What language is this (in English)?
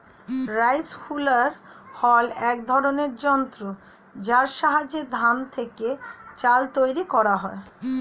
Bangla